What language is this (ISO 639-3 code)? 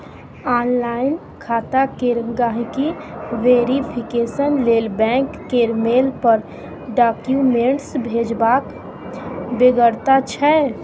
mai